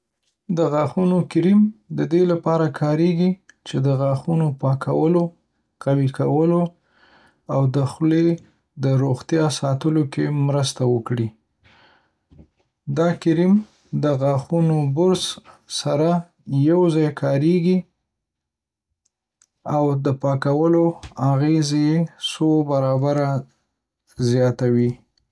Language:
Pashto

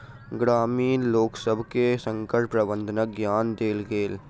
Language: Maithili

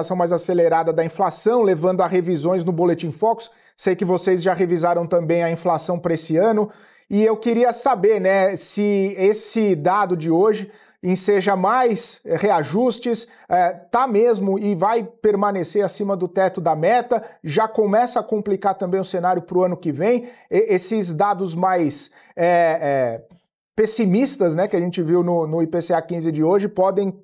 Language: Portuguese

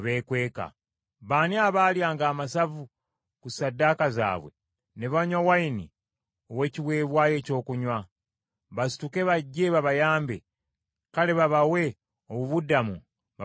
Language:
Ganda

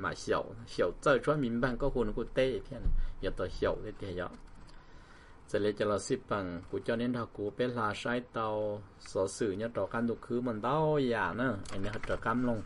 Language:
Thai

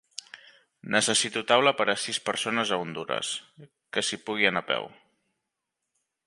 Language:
Catalan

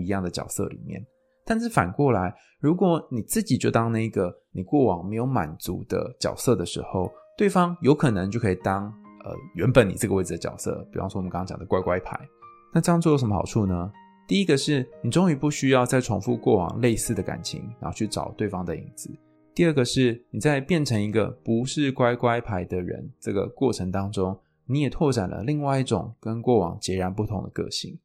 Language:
Chinese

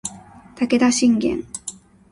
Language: Japanese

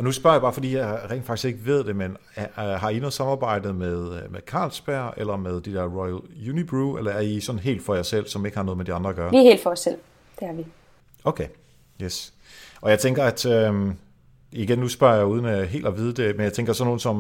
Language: Danish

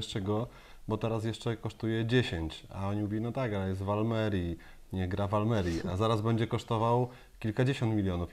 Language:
Polish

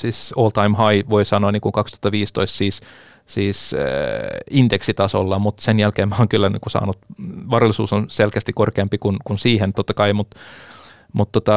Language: Finnish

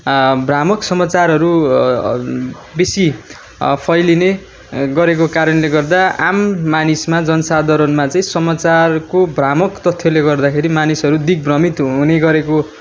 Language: Nepali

